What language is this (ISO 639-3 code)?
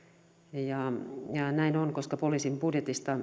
fin